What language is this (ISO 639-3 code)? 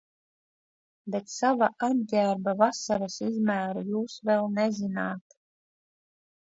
lav